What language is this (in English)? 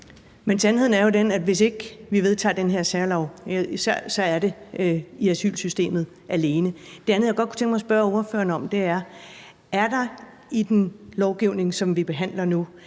Danish